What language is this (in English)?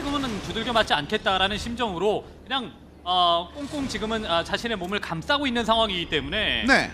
Korean